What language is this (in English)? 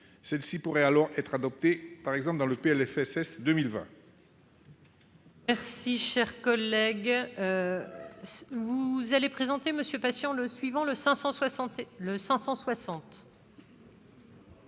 French